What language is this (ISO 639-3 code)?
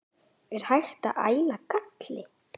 isl